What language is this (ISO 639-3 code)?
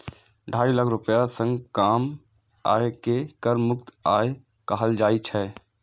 mai